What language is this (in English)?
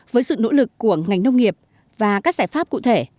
Vietnamese